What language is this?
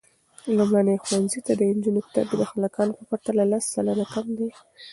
Pashto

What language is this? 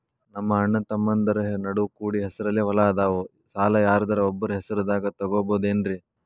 Kannada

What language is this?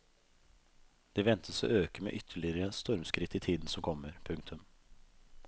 Norwegian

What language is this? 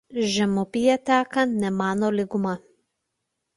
Lithuanian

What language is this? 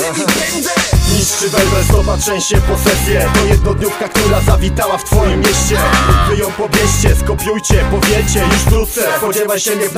Polish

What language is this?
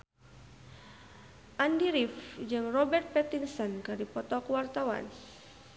Sundanese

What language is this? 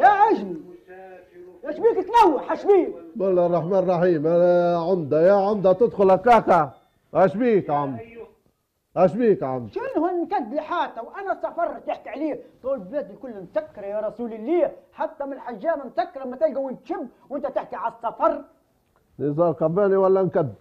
Arabic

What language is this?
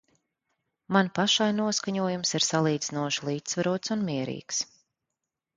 Latvian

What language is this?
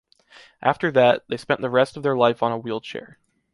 English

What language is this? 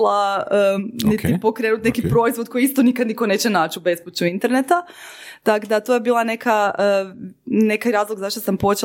Croatian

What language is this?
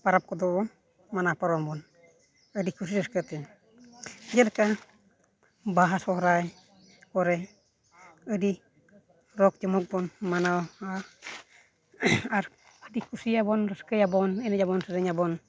Santali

